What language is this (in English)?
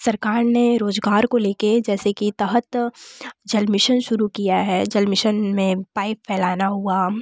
Hindi